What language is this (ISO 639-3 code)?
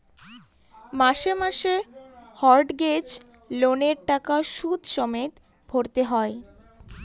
ben